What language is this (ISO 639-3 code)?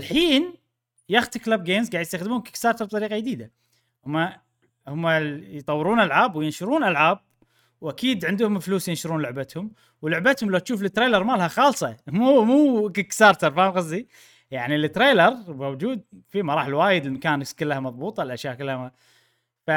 ara